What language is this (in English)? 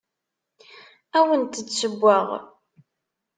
Kabyle